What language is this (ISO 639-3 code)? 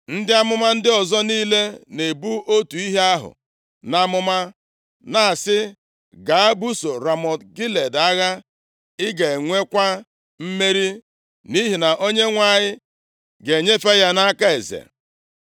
ibo